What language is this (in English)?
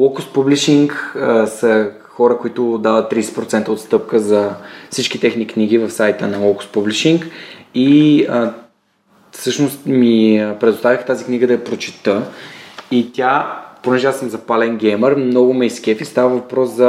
Bulgarian